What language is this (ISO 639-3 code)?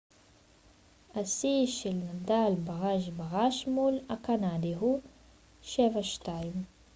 heb